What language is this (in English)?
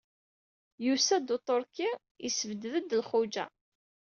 Kabyle